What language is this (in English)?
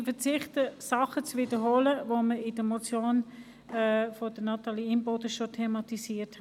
Swiss German